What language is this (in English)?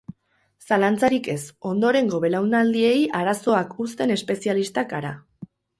Basque